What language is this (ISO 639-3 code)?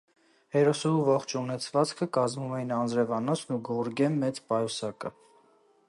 hye